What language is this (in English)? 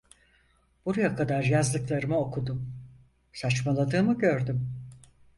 Turkish